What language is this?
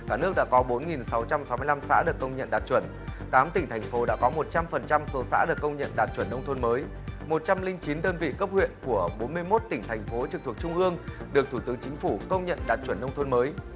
Vietnamese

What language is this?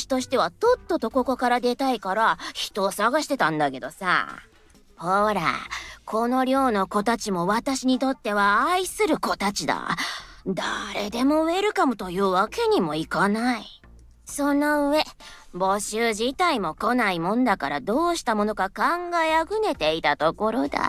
Japanese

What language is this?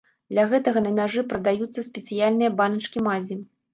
Belarusian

